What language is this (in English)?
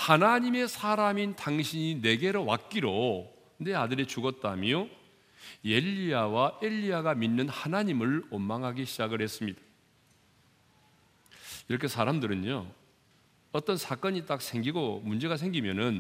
Korean